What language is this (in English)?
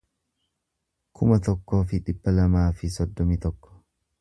Oromo